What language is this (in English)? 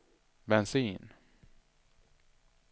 Swedish